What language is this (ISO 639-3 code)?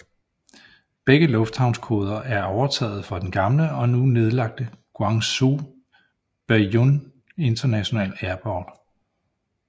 dan